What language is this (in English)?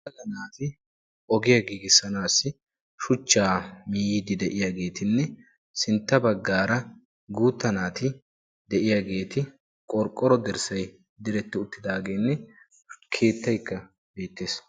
Wolaytta